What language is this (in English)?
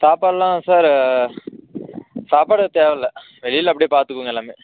Tamil